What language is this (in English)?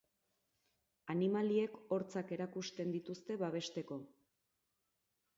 Basque